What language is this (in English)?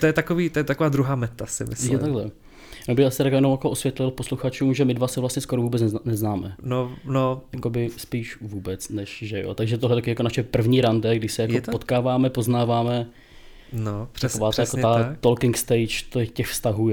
Czech